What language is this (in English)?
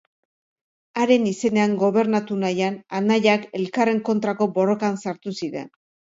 Basque